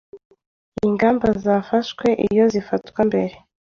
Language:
Kinyarwanda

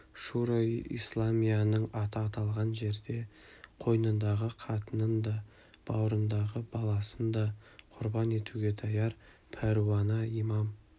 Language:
Kazakh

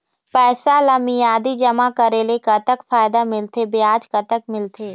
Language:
Chhattisgarhi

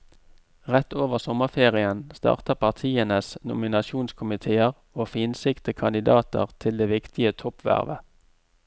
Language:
Norwegian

